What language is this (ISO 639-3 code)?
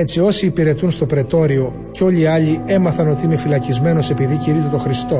ell